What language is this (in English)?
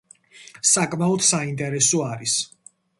Georgian